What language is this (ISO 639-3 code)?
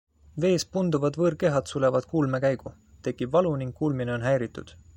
est